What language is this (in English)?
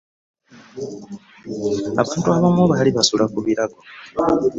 Ganda